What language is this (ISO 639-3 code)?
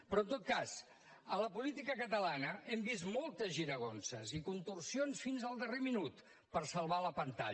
cat